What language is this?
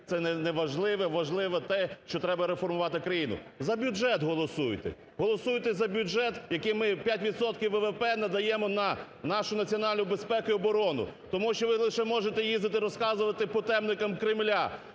Ukrainian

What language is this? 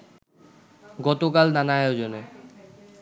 Bangla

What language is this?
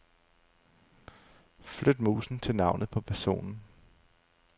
Danish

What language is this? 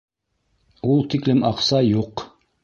Bashkir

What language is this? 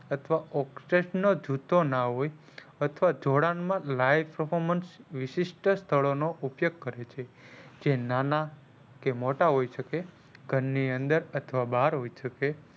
Gujarati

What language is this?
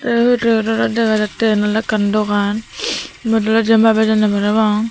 Chakma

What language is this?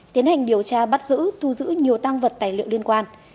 Vietnamese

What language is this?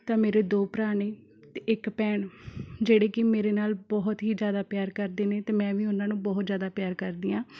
Punjabi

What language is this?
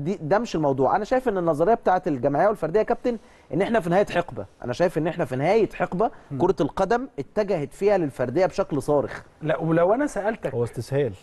Arabic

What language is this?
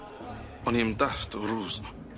Welsh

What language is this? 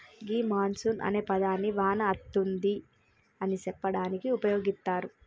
Telugu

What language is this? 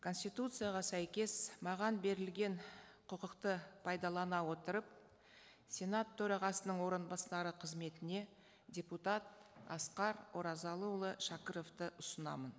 Kazakh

